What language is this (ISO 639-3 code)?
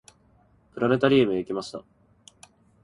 jpn